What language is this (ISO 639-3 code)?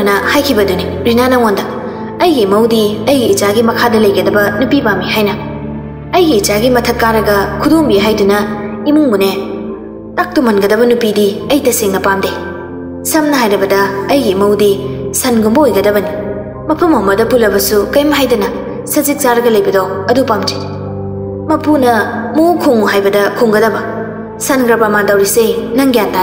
tha